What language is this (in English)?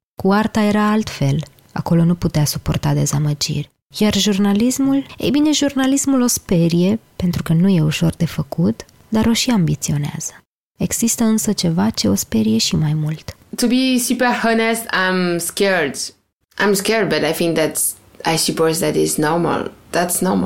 Romanian